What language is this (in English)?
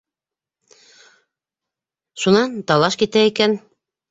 Bashkir